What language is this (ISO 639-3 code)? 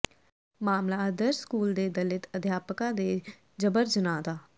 pan